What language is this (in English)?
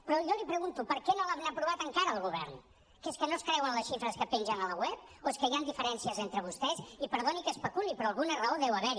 Catalan